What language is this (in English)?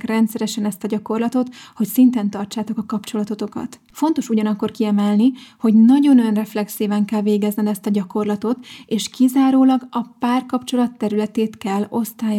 Hungarian